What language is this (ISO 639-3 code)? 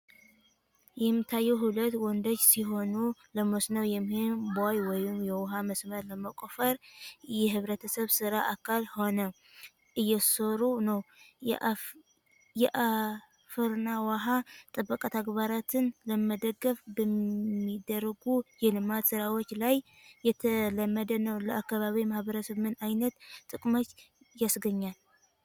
tir